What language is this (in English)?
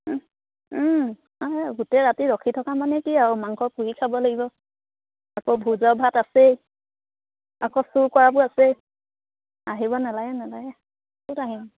Assamese